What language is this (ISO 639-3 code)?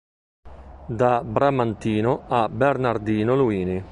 ita